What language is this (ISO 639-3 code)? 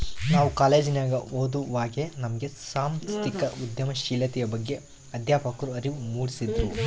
kan